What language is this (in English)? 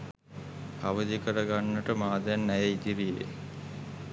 Sinhala